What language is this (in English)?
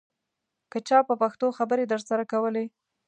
Pashto